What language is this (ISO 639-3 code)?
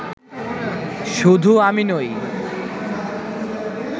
ben